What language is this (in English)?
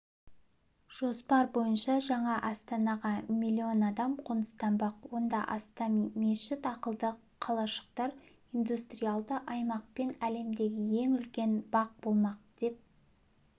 Kazakh